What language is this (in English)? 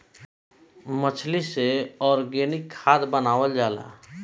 Bhojpuri